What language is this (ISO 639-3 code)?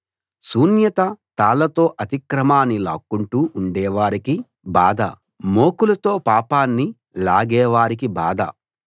tel